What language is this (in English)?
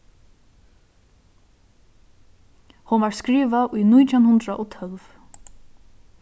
Faroese